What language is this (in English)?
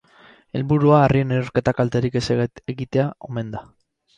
Basque